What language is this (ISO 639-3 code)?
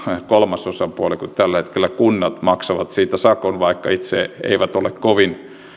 fin